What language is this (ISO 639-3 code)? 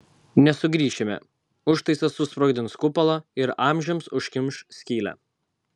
lit